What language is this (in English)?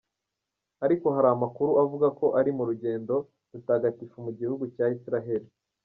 Kinyarwanda